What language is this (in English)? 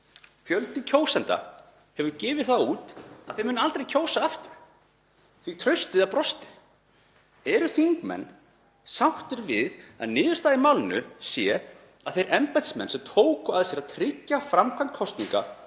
Icelandic